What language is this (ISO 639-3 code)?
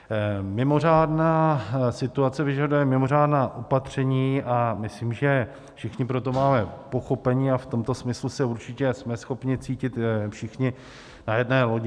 ces